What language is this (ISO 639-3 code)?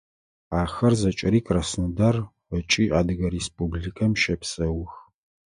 ady